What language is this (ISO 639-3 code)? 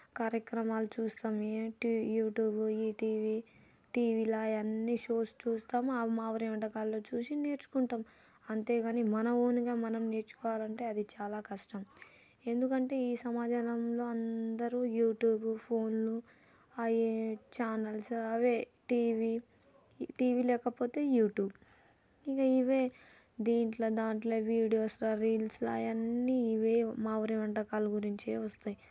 tel